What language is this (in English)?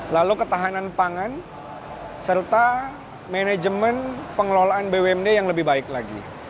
Indonesian